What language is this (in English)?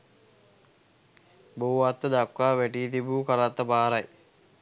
Sinhala